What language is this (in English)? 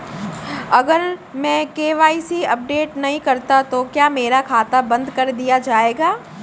Hindi